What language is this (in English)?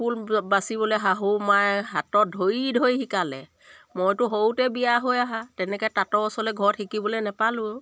Assamese